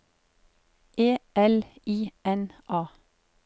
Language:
Norwegian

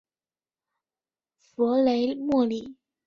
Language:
Chinese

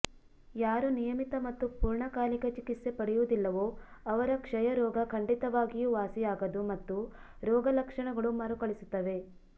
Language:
Kannada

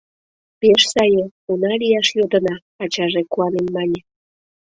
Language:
Mari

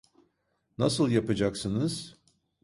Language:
Turkish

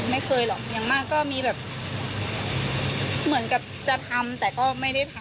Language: Thai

